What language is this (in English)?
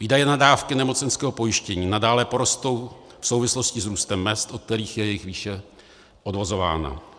Czech